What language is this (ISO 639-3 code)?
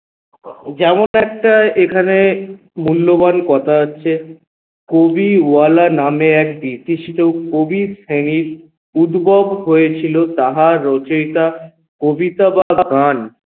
ben